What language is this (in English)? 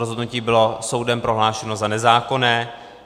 Czech